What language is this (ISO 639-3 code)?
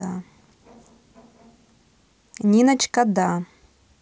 rus